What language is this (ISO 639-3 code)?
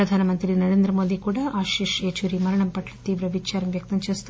tel